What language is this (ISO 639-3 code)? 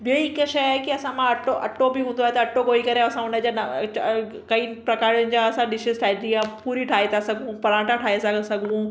snd